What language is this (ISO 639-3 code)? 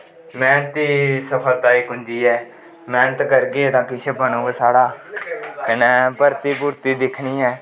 doi